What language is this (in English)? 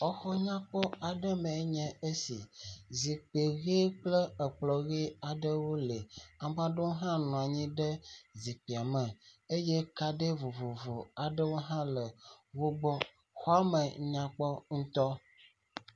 Ewe